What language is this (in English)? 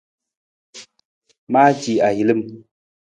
Nawdm